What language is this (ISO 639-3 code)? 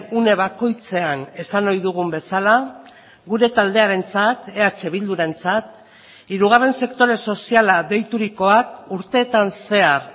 eus